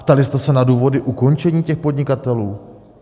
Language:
Czech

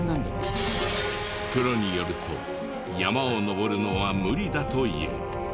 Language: Japanese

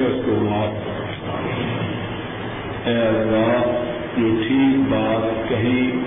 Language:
Urdu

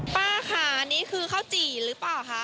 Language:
Thai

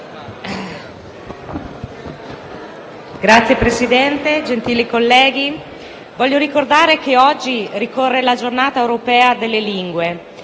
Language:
Italian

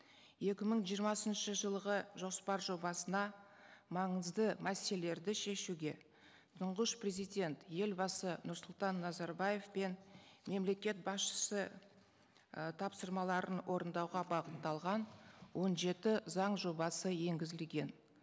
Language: Kazakh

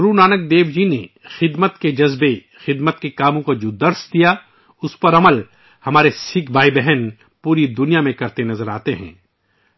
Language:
Urdu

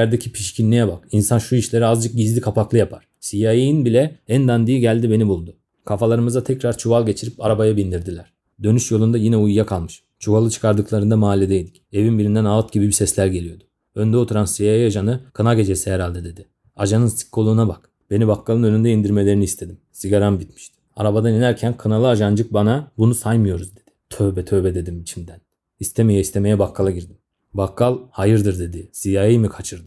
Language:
Turkish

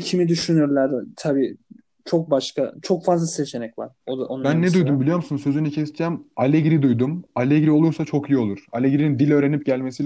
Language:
Turkish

